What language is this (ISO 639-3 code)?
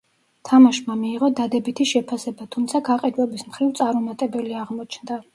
kat